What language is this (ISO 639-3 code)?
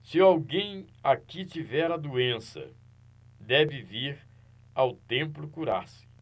por